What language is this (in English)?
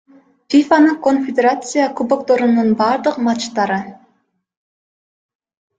Kyrgyz